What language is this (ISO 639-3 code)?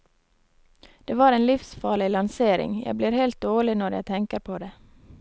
nor